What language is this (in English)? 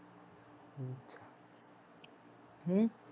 Punjabi